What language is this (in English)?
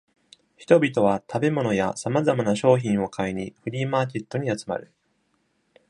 Japanese